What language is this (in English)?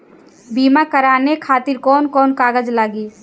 Bhojpuri